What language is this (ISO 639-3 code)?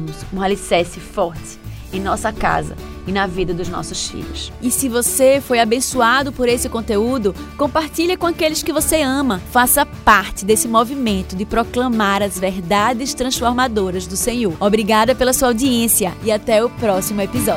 por